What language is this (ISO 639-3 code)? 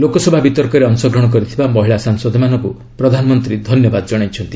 ori